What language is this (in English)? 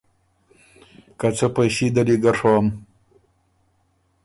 Ormuri